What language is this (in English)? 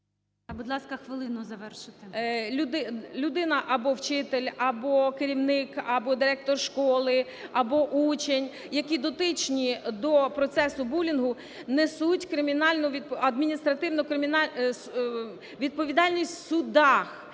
Ukrainian